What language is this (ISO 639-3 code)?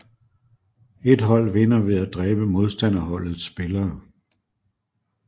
dan